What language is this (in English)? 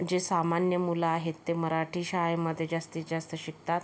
Marathi